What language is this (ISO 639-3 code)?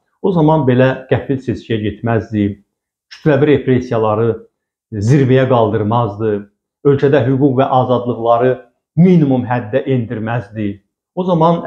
tur